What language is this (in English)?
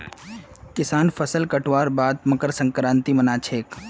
Magahi